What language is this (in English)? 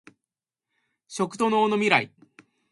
Japanese